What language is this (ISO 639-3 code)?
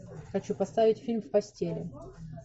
rus